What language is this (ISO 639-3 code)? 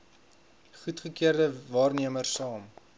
afr